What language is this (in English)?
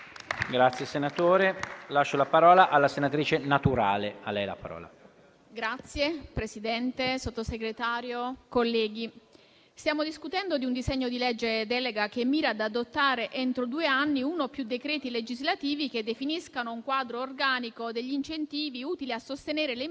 Italian